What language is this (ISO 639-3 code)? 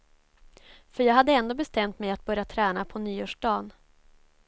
swe